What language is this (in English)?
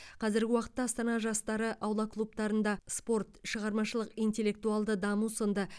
Kazakh